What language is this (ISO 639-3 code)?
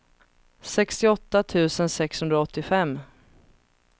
swe